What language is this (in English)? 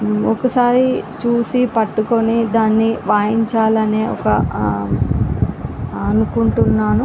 Telugu